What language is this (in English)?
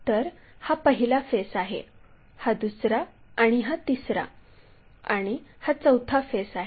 Marathi